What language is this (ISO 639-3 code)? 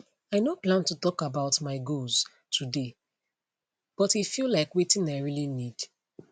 pcm